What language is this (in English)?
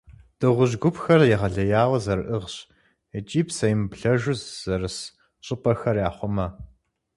Kabardian